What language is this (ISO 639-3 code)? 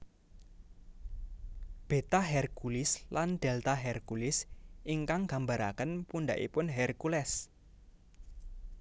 jav